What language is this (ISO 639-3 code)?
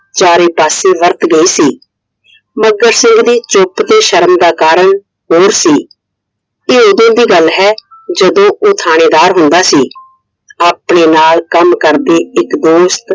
pan